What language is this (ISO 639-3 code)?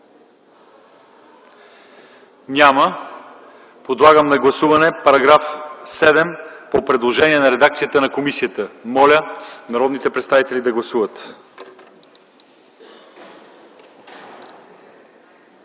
bul